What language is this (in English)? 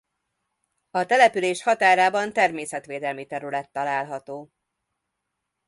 Hungarian